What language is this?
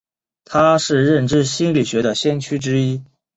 Chinese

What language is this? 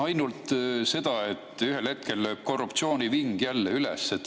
Estonian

